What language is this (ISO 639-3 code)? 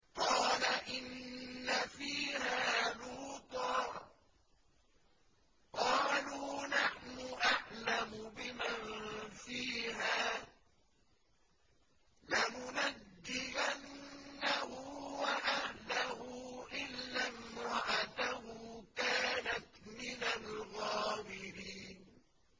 ara